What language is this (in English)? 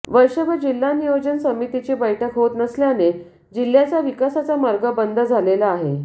Marathi